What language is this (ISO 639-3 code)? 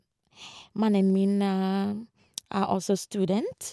nor